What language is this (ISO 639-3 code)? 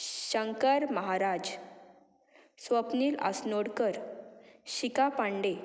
kok